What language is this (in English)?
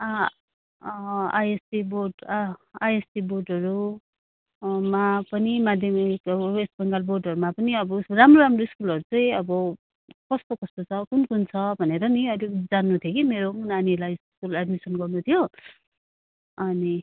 Nepali